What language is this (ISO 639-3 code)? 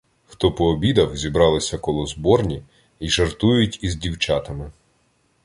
ukr